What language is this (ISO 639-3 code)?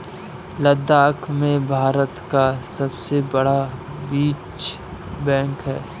hin